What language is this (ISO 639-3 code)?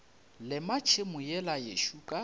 nso